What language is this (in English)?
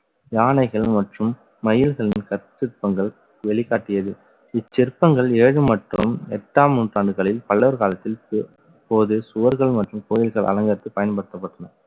Tamil